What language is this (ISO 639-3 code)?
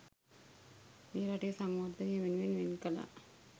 sin